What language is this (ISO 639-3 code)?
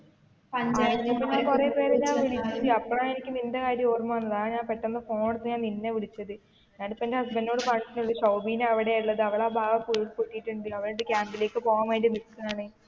mal